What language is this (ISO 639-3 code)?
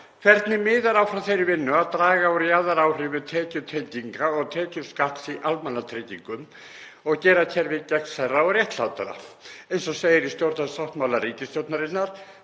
isl